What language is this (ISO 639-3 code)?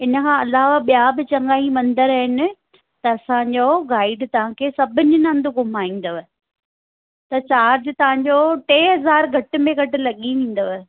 snd